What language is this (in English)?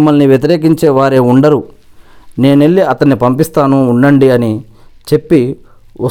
Telugu